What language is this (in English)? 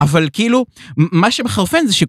Hebrew